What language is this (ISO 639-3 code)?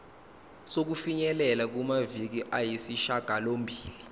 zul